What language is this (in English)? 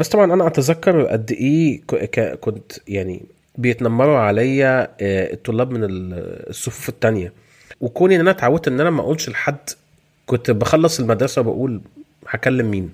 Arabic